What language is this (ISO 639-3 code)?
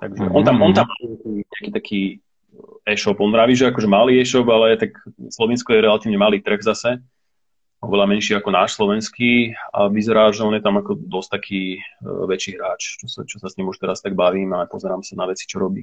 slk